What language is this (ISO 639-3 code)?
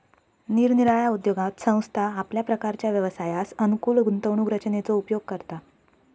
mar